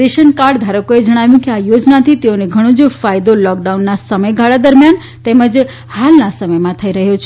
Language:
Gujarati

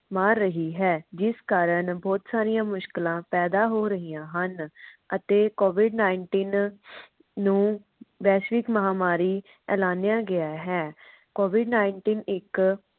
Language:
Punjabi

